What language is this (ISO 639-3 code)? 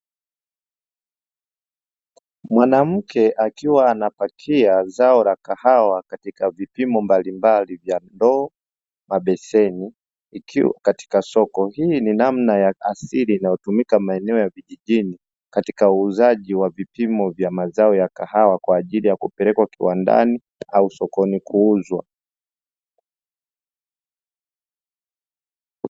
swa